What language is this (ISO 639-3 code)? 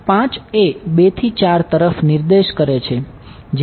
guj